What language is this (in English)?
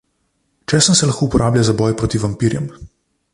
Slovenian